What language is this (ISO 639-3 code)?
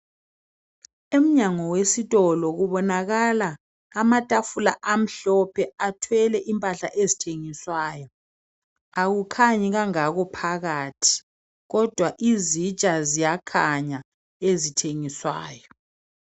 nde